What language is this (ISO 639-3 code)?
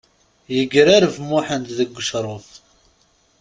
kab